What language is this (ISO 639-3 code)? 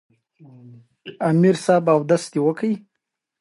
pus